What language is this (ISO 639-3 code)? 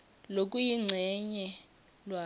ssw